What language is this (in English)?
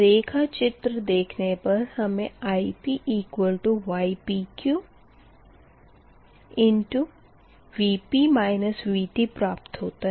Hindi